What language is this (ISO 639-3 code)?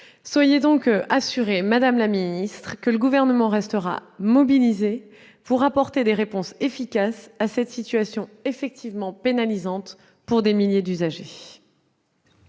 fra